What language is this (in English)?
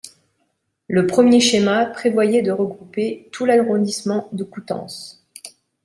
French